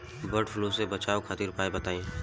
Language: Bhojpuri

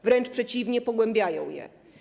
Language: Polish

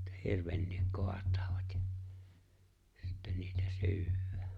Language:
Finnish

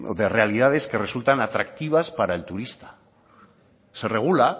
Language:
Spanish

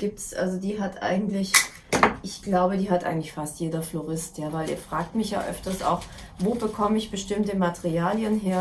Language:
German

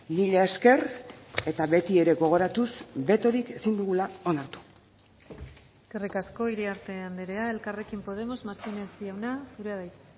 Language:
Basque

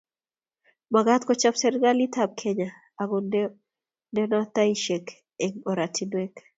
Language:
Kalenjin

